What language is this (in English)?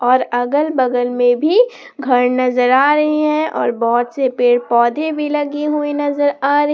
Hindi